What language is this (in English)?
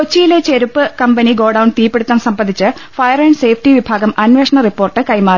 Malayalam